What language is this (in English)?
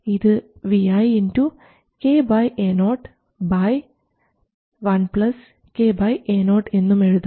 Malayalam